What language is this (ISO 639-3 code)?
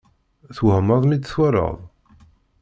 kab